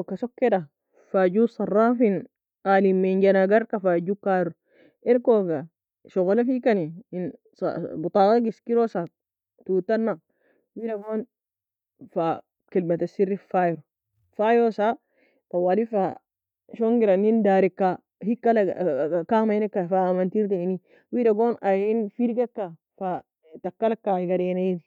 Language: Nobiin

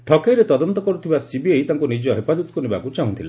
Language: Odia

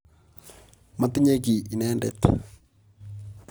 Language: Kalenjin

